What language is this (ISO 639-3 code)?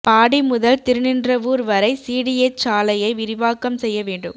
tam